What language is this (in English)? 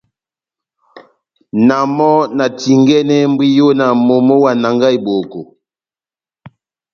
Batanga